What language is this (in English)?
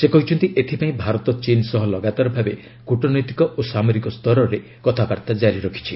Odia